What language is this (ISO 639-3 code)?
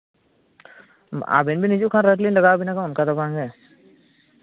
sat